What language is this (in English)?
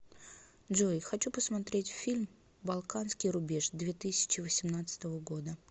Russian